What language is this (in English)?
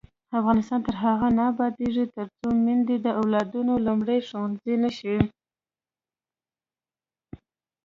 Pashto